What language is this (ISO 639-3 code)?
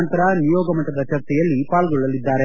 kan